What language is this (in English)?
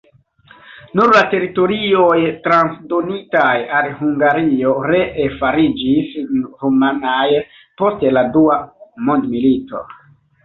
Esperanto